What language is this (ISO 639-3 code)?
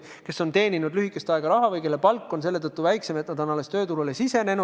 est